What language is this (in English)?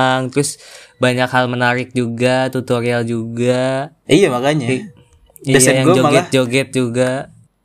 Indonesian